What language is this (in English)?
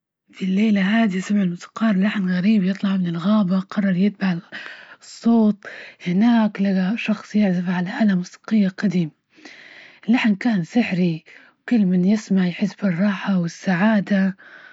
Libyan Arabic